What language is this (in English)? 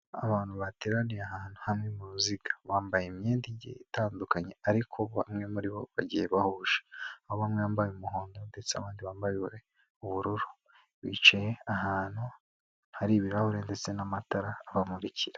Kinyarwanda